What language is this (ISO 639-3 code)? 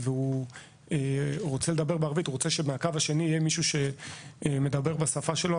heb